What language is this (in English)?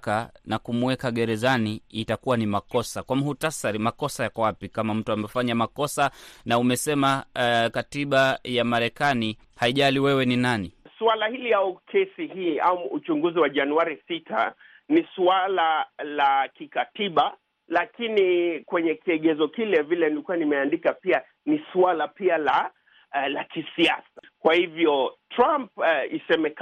Swahili